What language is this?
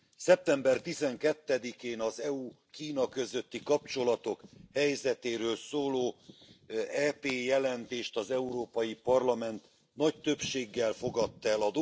Hungarian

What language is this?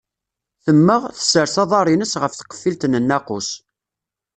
Kabyle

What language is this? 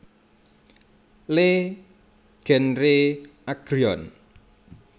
Javanese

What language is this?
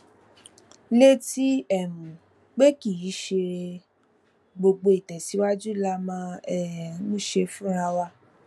Yoruba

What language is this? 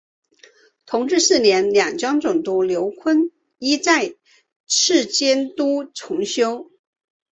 Chinese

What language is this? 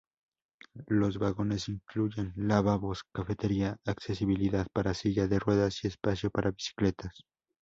Spanish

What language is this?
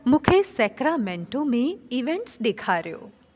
Sindhi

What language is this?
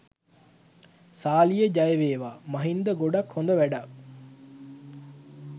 Sinhala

